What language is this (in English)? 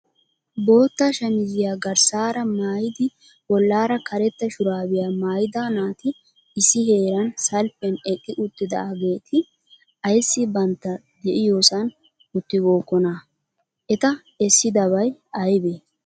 Wolaytta